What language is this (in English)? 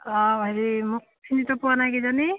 Assamese